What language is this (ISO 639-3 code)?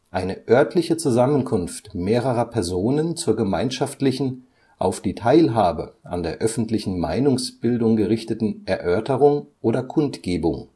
deu